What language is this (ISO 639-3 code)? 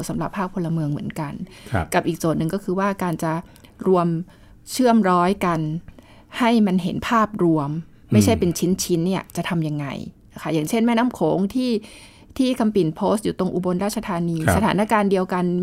tha